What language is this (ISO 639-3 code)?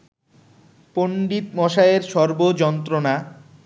ben